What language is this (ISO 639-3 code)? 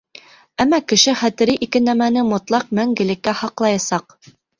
bak